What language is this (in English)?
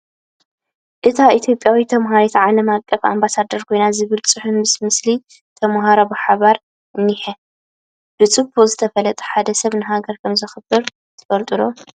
Tigrinya